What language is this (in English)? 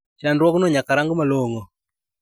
Luo (Kenya and Tanzania)